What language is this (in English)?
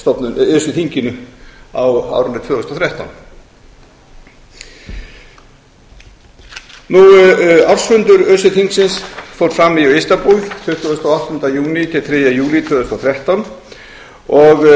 Icelandic